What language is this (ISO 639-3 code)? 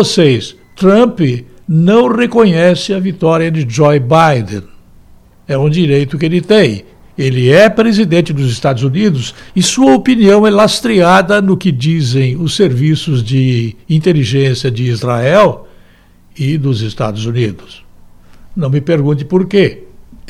por